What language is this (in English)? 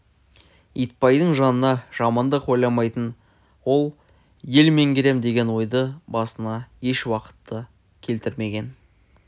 Kazakh